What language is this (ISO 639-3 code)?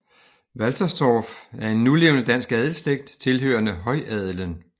dan